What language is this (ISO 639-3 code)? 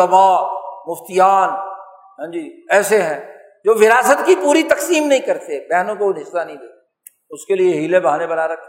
urd